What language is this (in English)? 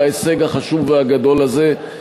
Hebrew